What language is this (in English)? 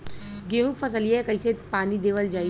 Bhojpuri